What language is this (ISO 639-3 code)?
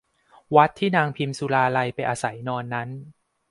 tha